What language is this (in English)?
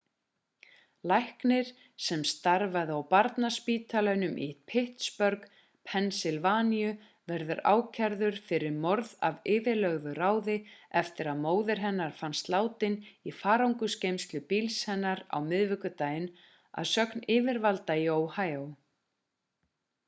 Icelandic